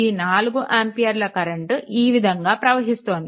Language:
Telugu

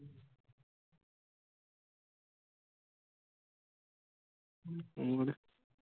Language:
Punjabi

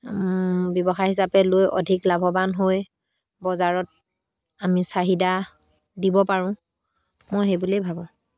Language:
Assamese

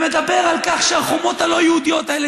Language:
Hebrew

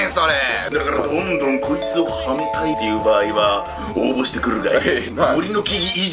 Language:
Japanese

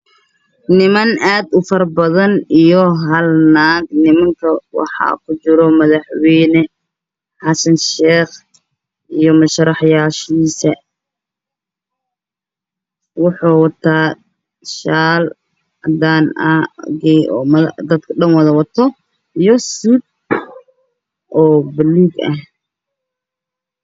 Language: Somali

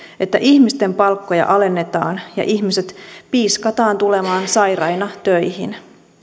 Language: Finnish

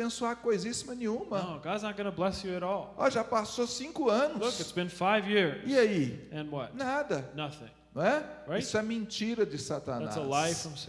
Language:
Portuguese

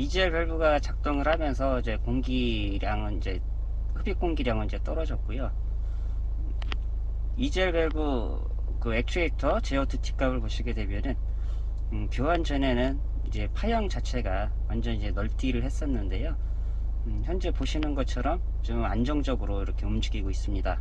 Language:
Korean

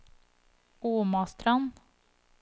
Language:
Norwegian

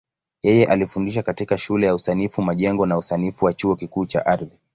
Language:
Swahili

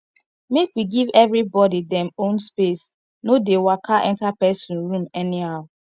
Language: Nigerian Pidgin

